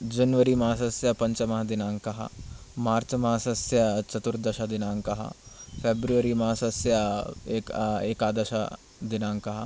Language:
Sanskrit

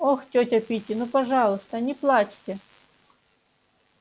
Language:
Russian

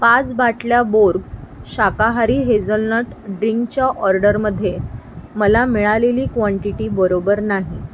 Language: Marathi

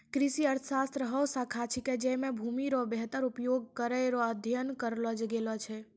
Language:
Maithili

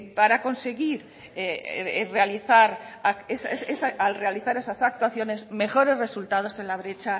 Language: Spanish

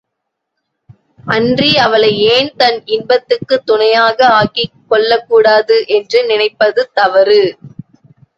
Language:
Tamil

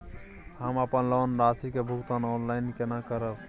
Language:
Maithili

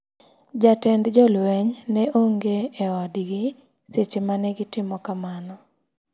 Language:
Luo (Kenya and Tanzania)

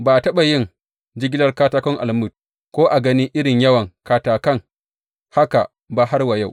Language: Hausa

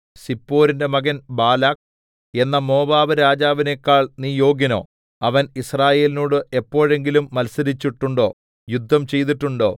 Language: Malayalam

